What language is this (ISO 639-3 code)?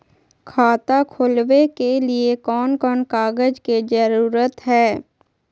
mag